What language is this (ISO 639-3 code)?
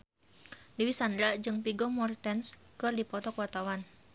sun